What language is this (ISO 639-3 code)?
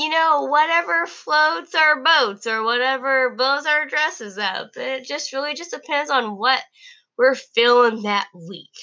eng